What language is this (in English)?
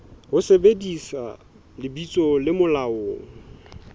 Southern Sotho